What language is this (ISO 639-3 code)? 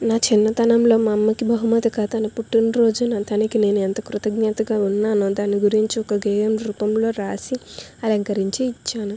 tel